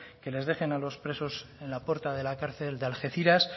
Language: Spanish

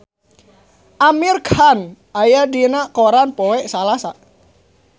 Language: Sundanese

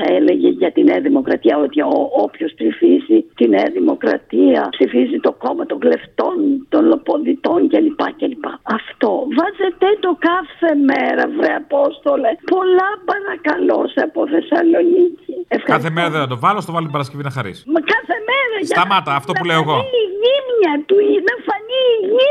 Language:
Greek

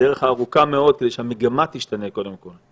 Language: Hebrew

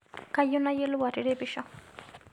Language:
Masai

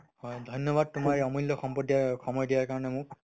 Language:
Assamese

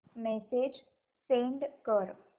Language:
Marathi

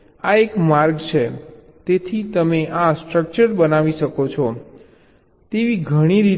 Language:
Gujarati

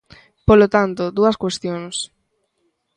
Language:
Galician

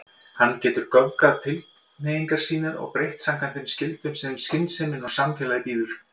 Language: Icelandic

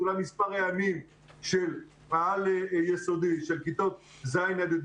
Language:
Hebrew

